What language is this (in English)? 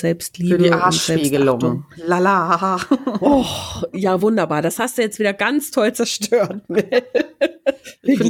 German